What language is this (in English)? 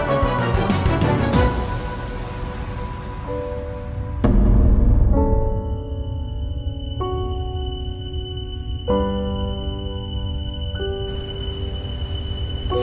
Indonesian